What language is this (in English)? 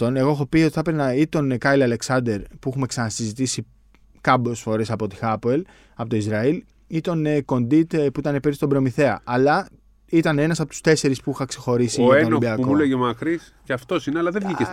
Greek